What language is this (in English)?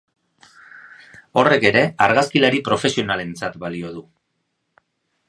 Basque